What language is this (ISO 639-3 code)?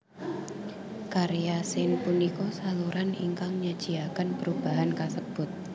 jav